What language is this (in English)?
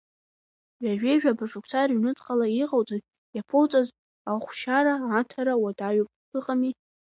Abkhazian